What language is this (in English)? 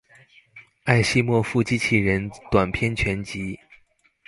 Chinese